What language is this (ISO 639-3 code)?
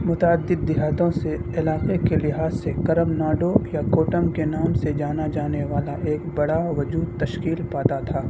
urd